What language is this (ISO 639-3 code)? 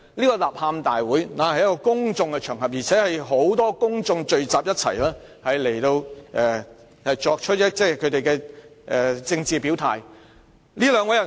yue